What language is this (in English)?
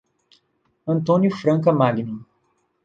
Portuguese